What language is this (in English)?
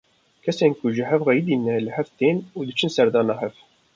Kurdish